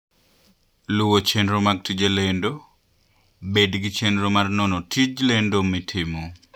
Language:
Luo (Kenya and Tanzania)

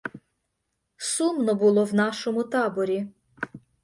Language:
Ukrainian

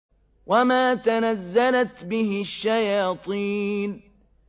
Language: Arabic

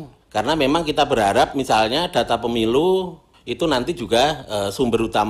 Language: Indonesian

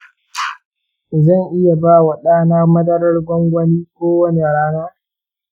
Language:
Hausa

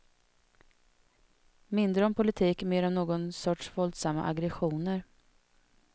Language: Swedish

